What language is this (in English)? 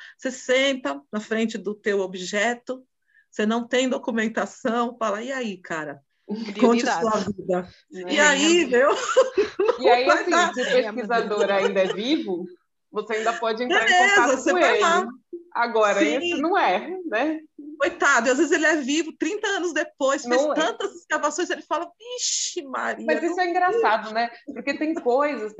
Portuguese